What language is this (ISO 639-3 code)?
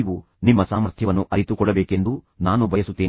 kan